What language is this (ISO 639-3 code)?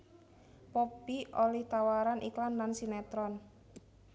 jav